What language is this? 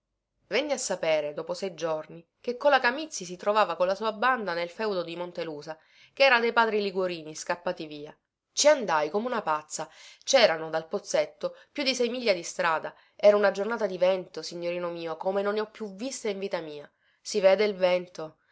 Italian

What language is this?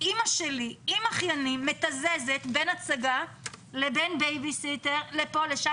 Hebrew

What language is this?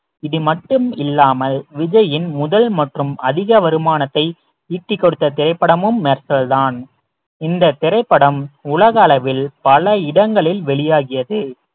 Tamil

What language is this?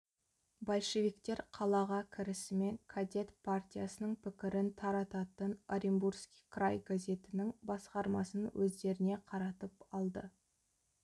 Kazakh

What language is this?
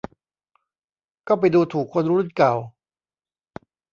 Thai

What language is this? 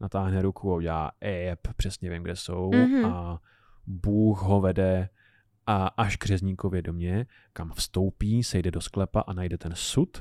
Czech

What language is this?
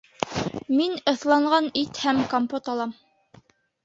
Bashkir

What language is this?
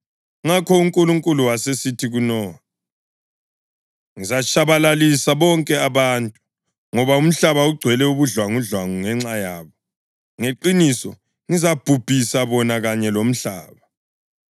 North Ndebele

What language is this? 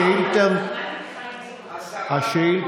Hebrew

